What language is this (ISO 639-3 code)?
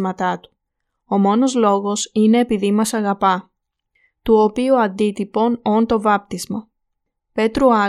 ell